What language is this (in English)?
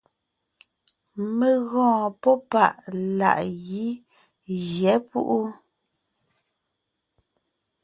Ngiemboon